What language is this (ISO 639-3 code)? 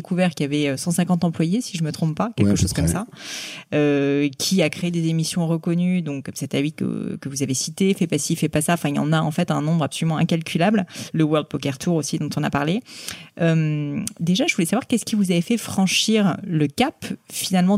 fra